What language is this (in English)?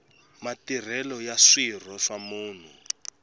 Tsonga